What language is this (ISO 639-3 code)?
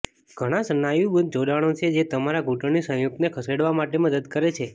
guj